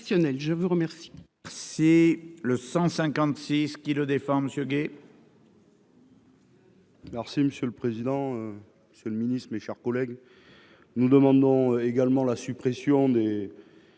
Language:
French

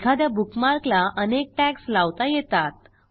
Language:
Marathi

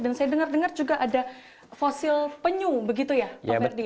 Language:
Indonesian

